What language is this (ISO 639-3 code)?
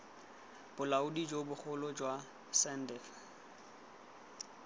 tsn